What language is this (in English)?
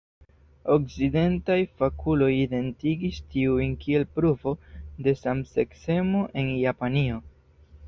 Esperanto